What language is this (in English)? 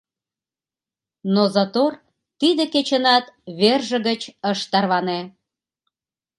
Mari